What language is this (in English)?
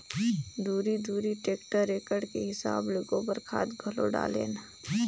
Chhattisgarhi